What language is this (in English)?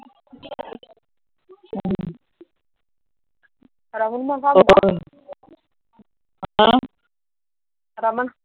Punjabi